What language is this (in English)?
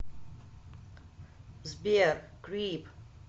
Russian